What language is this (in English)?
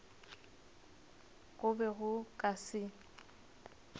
Northern Sotho